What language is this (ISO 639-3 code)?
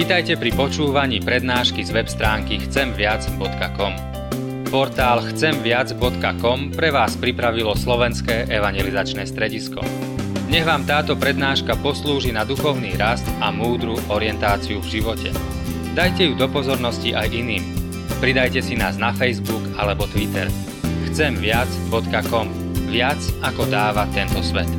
slk